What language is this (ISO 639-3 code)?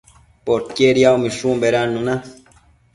mcf